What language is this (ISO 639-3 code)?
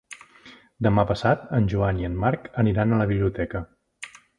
cat